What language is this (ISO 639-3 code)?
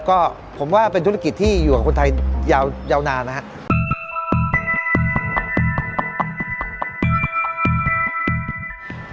tha